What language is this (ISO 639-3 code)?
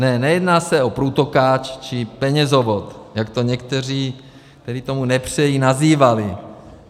ces